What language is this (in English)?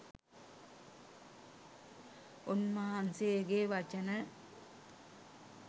Sinhala